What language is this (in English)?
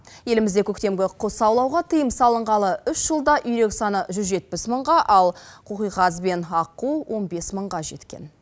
Kazakh